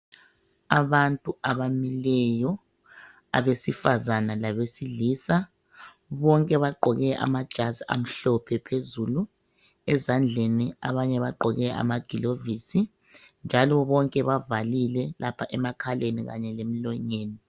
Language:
North Ndebele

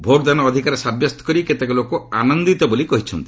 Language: Odia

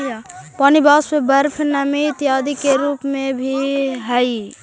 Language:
Magahi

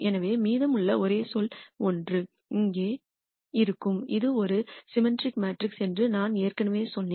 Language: Tamil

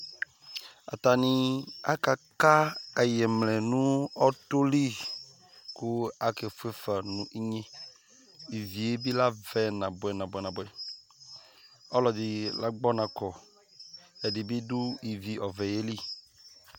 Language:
Ikposo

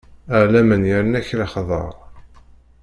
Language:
Kabyle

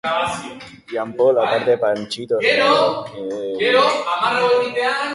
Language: Basque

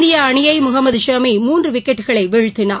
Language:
Tamil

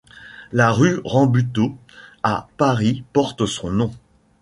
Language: French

